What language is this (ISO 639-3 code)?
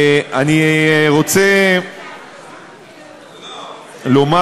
heb